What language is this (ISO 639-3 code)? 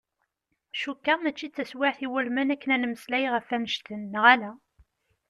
kab